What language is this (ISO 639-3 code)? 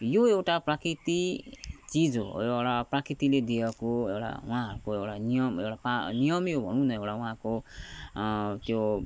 nep